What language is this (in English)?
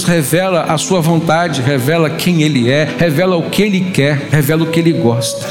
Portuguese